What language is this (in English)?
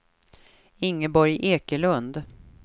Swedish